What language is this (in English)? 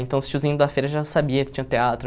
Portuguese